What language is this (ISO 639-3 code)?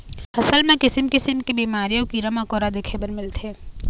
hne